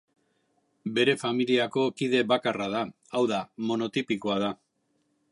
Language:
Basque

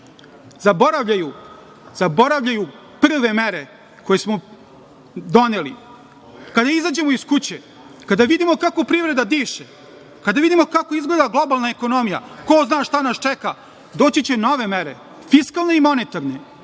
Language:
Serbian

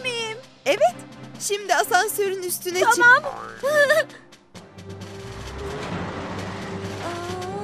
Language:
Turkish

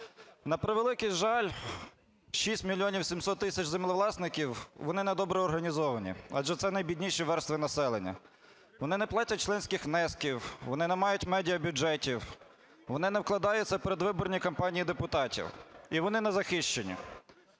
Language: Ukrainian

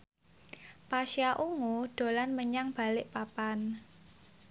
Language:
Javanese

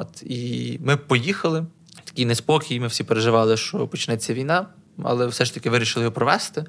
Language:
Ukrainian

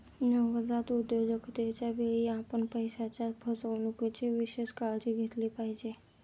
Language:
Marathi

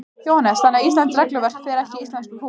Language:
Icelandic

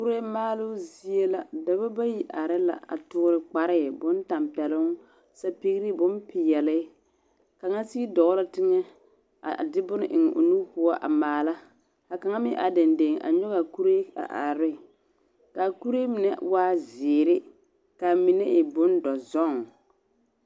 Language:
Southern Dagaare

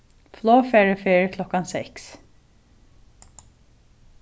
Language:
Faroese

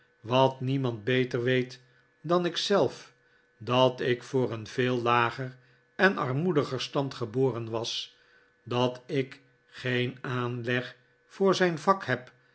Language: Dutch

